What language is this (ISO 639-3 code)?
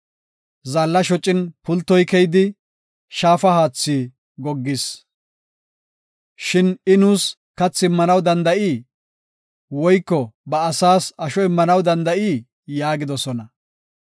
gof